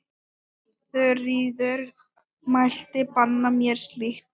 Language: Icelandic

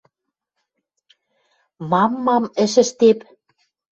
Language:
Western Mari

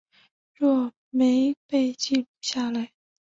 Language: Chinese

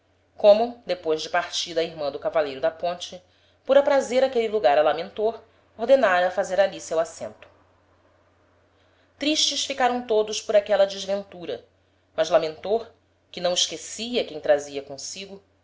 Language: Portuguese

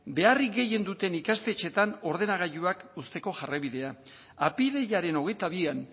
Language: Basque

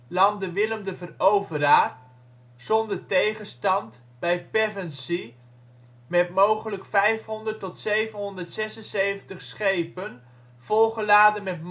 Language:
Dutch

